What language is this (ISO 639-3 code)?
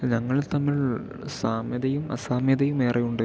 mal